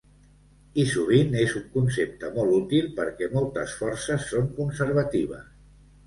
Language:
Catalan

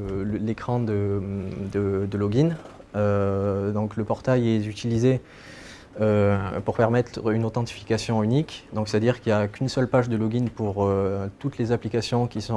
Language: French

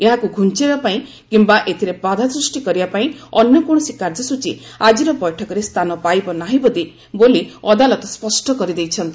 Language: Odia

